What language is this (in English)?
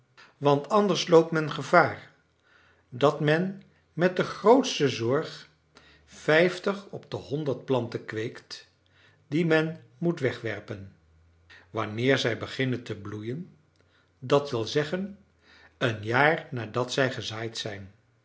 Dutch